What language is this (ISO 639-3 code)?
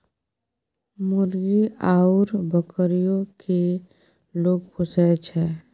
mai